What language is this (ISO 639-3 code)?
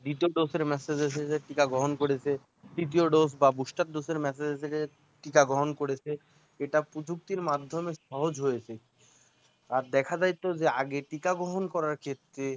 ben